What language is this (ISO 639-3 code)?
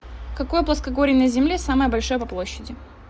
rus